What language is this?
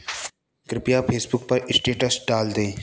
Hindi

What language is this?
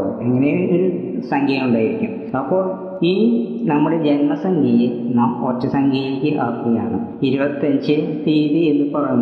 Malayalam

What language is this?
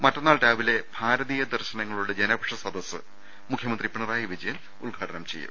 Malayalam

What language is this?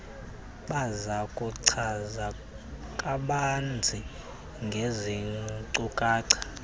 Xhosa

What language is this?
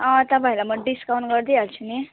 Nepali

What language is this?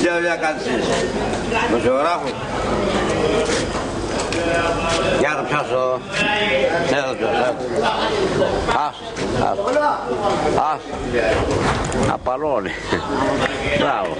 Greek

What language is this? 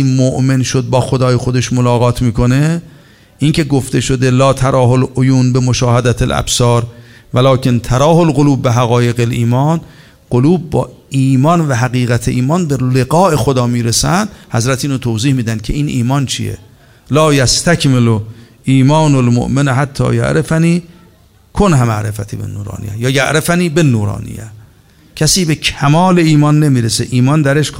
Persian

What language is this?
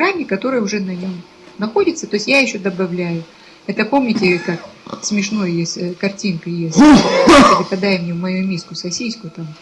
Russian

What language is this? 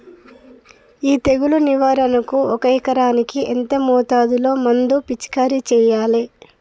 Telugu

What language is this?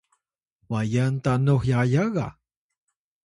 Atayal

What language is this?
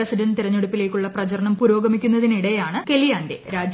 Malayalam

